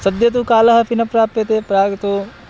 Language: Sanskrit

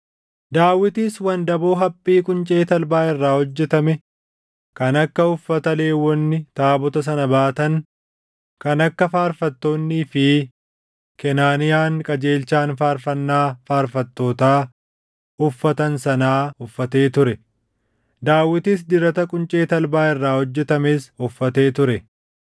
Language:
Oromo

